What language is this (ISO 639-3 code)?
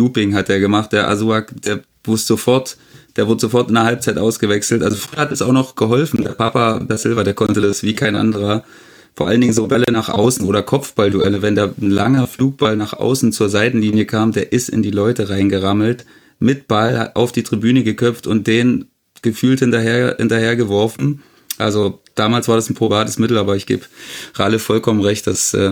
deu